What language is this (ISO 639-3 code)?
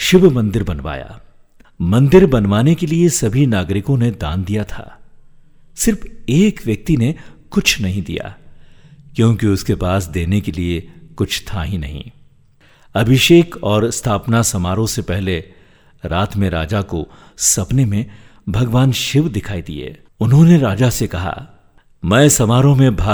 hin